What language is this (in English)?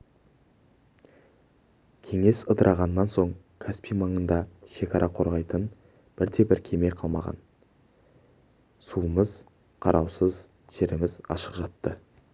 Kazakh